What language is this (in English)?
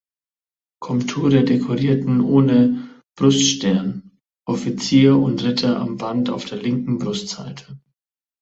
German